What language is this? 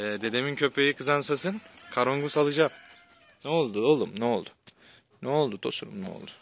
Turkish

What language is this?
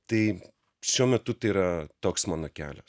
Lithuanian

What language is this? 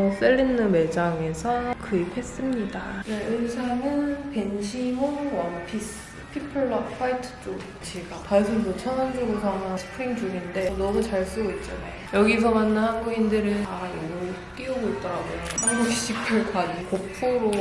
Korean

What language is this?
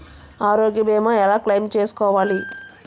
Telugu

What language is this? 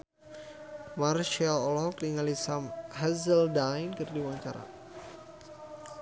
Sundanese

